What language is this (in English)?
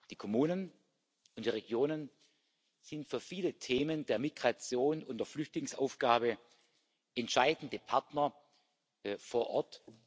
German